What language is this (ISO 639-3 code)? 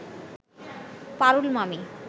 ben